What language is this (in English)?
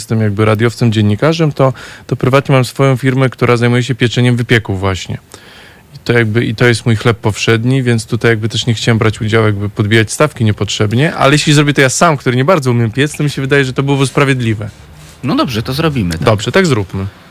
Polish